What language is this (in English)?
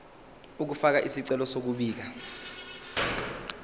Zulu